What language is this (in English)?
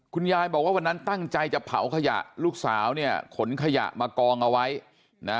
Thai